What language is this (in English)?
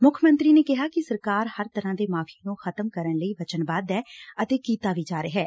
Punjabi